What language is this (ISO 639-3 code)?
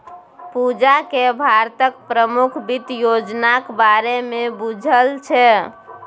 mai